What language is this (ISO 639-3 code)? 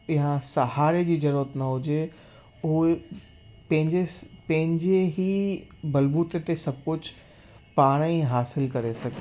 snd